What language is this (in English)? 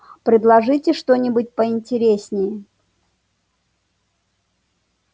Russian